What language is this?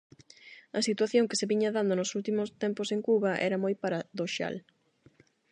Galician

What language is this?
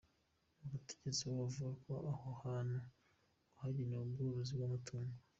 Kinyarwanda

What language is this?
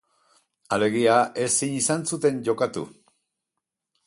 Basque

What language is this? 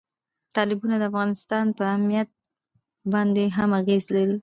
Pashto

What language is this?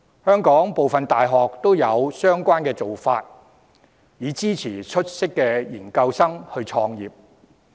Cantonese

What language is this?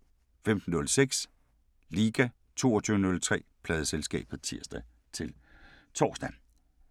Danish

